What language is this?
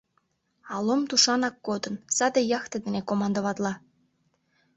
Mari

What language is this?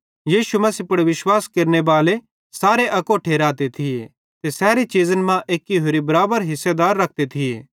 Bhadrawahi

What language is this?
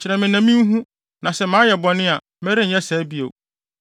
Akan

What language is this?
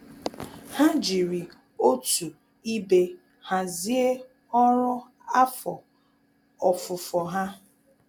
Igbo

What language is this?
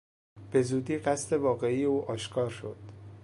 Persian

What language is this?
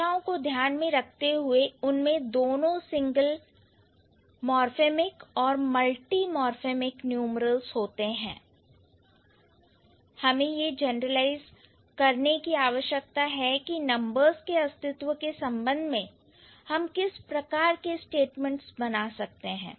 Hindi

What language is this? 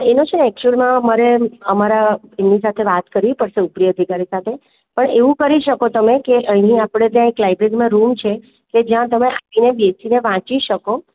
Gujarati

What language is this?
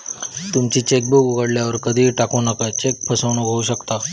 Marathi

